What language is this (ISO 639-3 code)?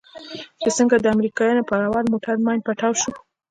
pus